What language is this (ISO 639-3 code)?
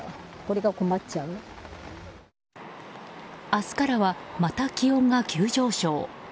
jpn